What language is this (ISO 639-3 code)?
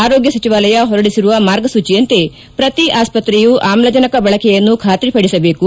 kan